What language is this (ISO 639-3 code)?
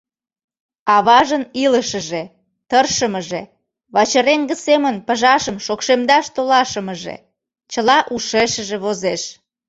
chm